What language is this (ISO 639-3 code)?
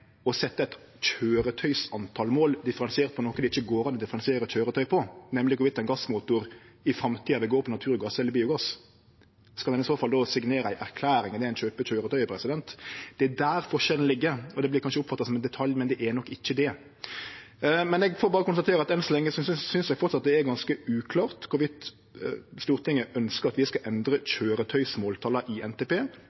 nno